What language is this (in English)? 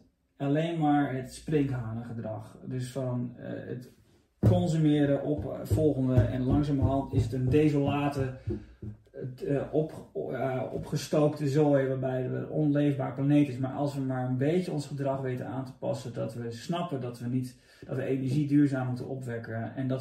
Dutch